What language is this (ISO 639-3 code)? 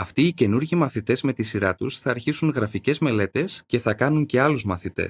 ell